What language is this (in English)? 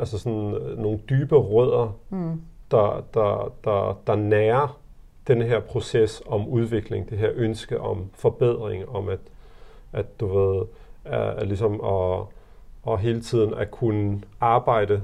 Danish